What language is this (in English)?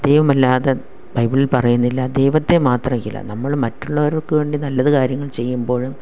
Malayalam